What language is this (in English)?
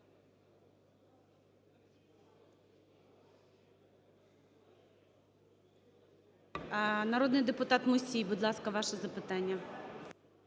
Ukrainian